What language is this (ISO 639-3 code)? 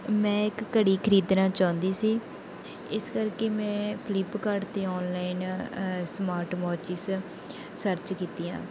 pan